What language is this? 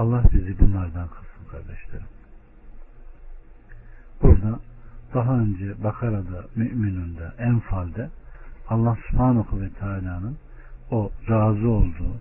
Turkish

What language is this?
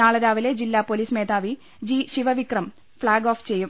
Malayalam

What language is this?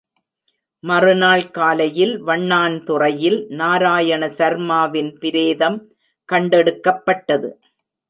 Tamil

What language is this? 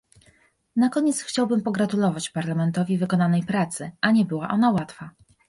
Polish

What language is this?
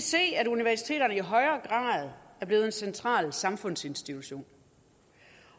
Danish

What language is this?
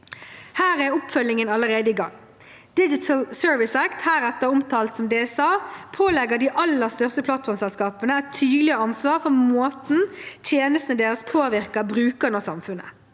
Norwegian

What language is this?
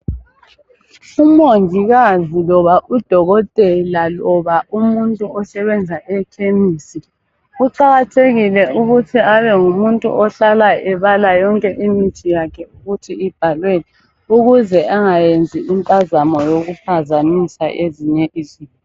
North Ndebele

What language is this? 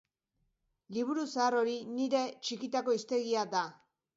Basque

